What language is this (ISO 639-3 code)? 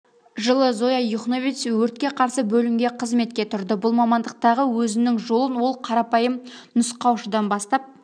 kaz